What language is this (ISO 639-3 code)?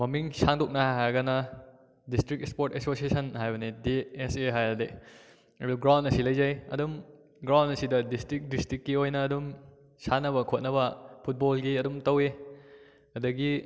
mni